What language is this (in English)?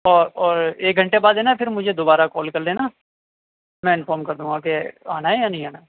Urdu